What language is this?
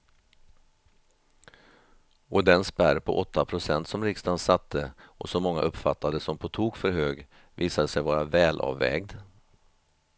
Swedish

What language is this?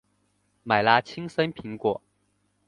Chinese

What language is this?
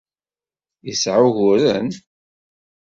Kabyle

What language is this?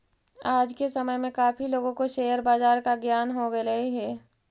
Magahi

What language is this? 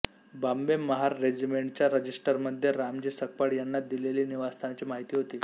Marathi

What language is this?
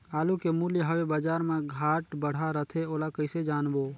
Chhattisgarhi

